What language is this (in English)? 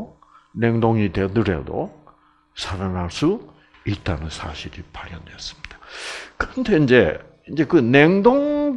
Korean